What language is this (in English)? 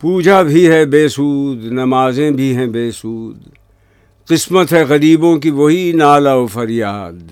Urdu